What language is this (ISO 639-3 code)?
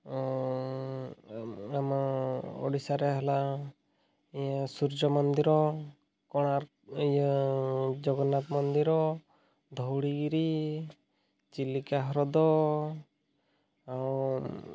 ori